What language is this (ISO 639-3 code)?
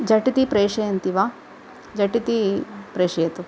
san